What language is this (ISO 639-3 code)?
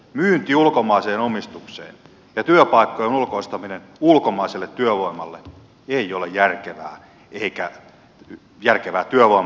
fin